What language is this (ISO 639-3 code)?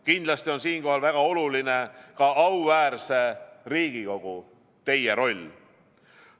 est